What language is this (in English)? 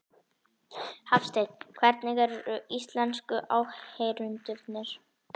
Icelandic